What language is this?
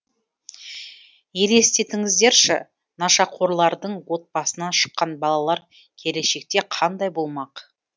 Kazakh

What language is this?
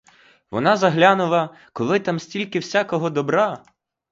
Ukrainian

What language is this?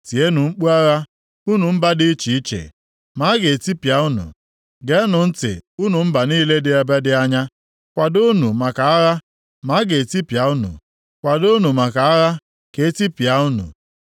Igbo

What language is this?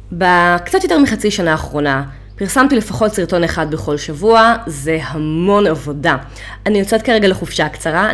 Hebrew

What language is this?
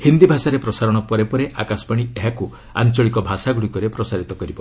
Odia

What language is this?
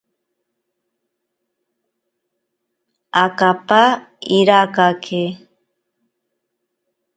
Ashéninka Perené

